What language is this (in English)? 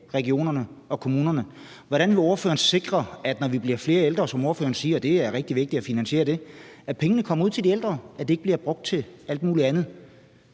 Danish